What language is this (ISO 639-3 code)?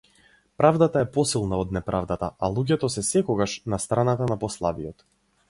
mkd